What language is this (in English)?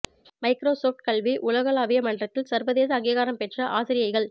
Tamil